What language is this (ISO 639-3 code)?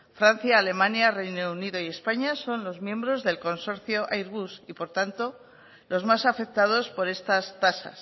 spa